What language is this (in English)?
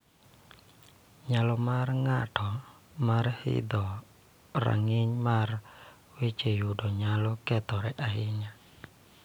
Luo (Kenya and Tanzania)